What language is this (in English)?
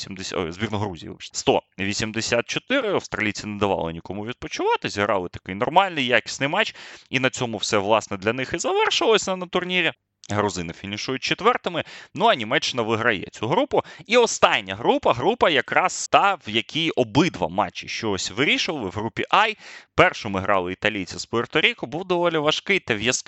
Ukrainian